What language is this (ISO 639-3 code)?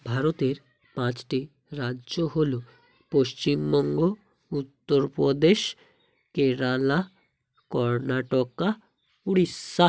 ben